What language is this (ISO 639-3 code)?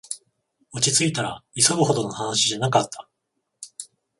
jpn